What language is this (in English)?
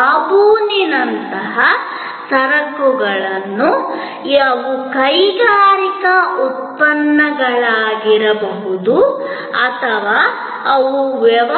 Kannada